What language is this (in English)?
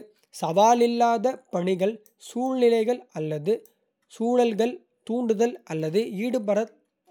Kota (India)